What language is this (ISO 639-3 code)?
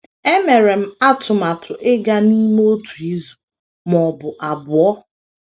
ibo